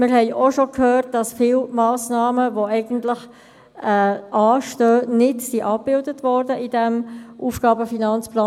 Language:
Swiss German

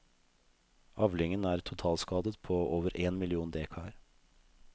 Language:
Norwegian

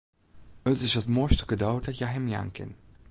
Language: Western Frisian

